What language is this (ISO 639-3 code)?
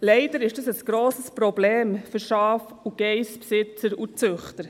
gsw